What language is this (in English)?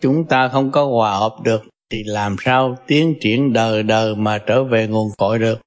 Vietnamese